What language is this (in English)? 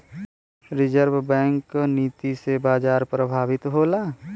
Bhojpuri